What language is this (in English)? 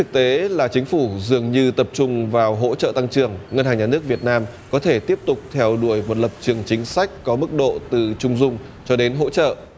Vietnamese